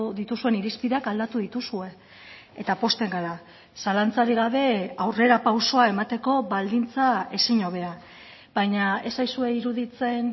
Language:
Basque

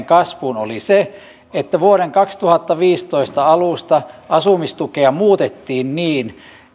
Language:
Finnish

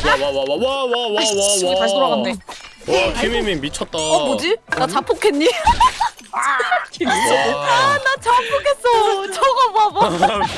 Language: Korean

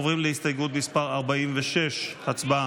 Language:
Hebrew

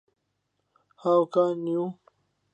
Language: Central Kurdish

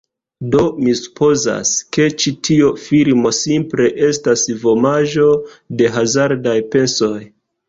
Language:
Esperanto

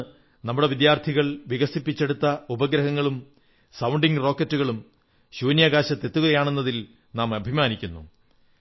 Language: Malayalam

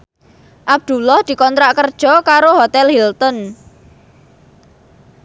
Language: Javanese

